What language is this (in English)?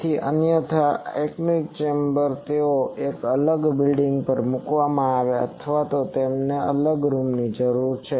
Gujarati